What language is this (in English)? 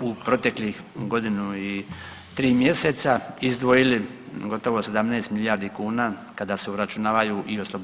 Croatian